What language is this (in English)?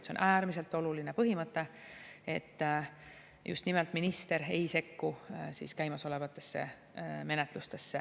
Estonian